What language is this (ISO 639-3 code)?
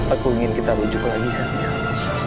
ind